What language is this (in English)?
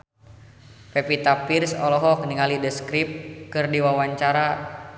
Sundanese